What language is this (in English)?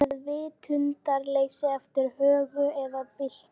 Icelandic